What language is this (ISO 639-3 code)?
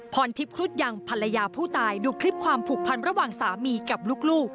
tha